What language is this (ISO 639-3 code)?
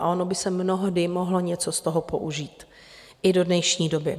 ces